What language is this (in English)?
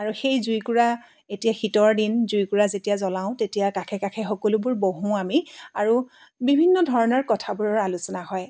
Assamese